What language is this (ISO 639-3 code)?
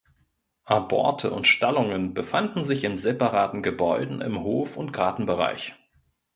deu